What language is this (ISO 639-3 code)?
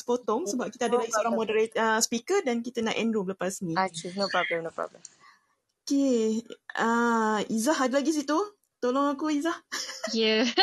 msa